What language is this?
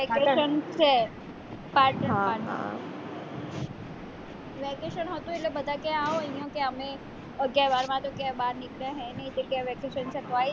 Gujarati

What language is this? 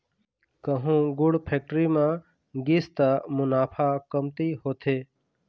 Chhattisgarhi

